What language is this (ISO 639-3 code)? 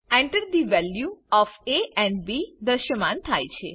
guj